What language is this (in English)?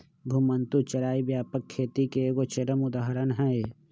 Magahi